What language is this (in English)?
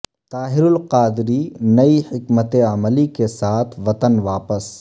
Urdu